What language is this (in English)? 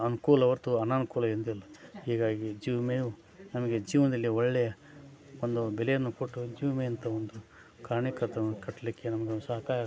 Kannada